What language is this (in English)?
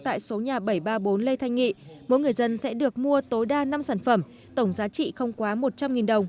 Vietnamese